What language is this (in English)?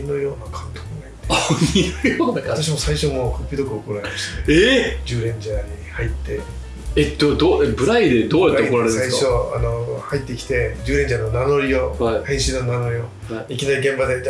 Japanese